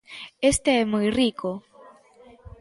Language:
Galician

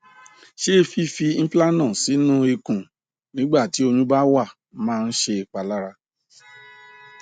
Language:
Yoruba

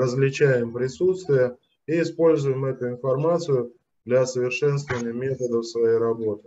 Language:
Russian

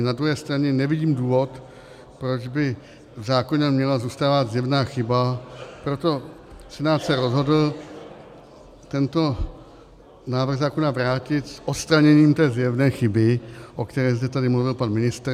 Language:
Czech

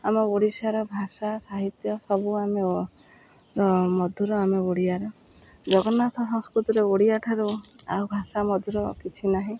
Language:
Odia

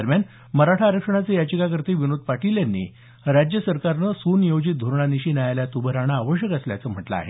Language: Marathi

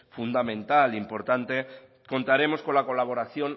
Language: Spanish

